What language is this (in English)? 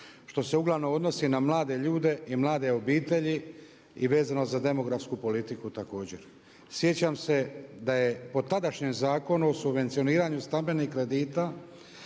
Croatian